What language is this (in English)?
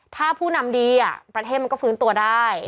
Thai